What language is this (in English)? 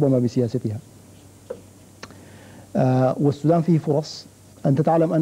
Arabic